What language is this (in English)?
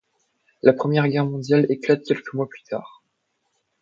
French